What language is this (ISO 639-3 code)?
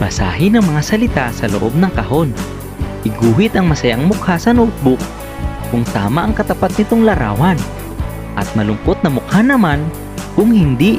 fil